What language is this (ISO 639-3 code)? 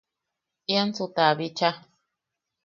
yaq